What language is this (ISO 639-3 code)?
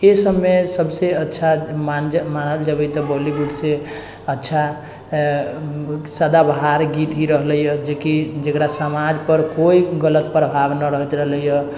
mai